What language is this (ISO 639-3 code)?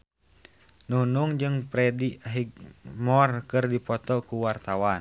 sun